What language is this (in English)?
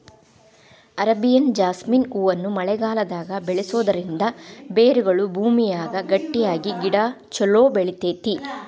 Kannada